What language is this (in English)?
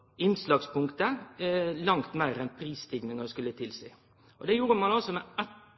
Norwegian Nynorsk